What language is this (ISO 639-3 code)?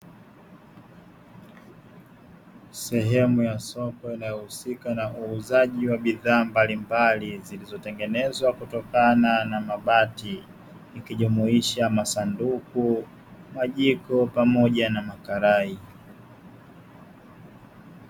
swa